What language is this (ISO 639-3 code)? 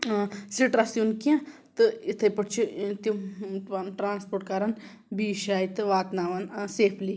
kas